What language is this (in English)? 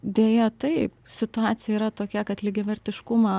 Lithuanian